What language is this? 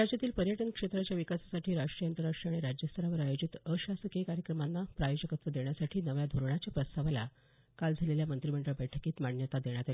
Marathi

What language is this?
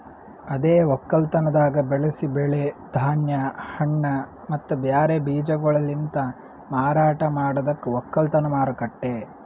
Kannada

